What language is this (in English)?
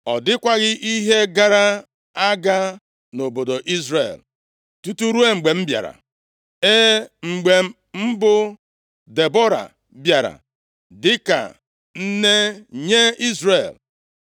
Igbo